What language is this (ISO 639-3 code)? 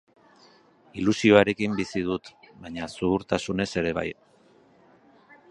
eus